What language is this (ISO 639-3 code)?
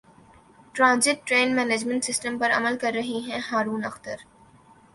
urd